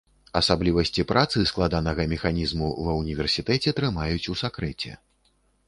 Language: Belarusian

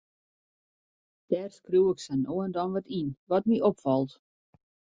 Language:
Western Frisian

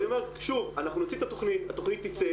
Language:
Hebrew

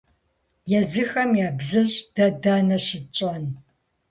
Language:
Kabardian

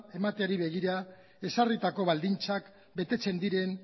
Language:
Basque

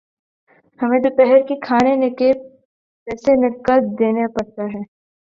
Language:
Urdu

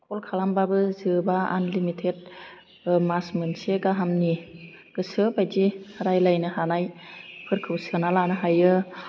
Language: Bodo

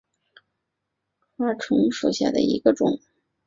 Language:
Chinese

